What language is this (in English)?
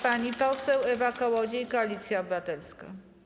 Polish